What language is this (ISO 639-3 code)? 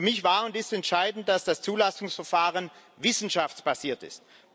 deu